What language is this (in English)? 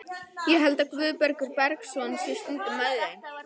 Icelandic